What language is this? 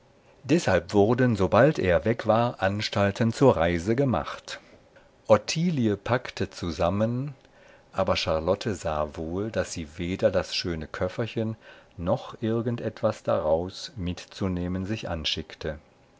German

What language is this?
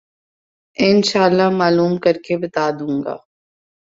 Urdu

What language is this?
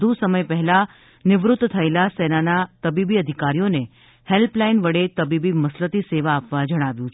Gujarati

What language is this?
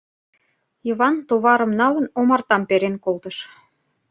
Mari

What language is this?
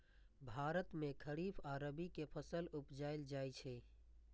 Maithili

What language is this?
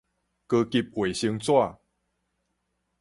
Min Nan Chinese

